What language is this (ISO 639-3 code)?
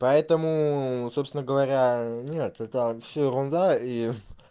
rus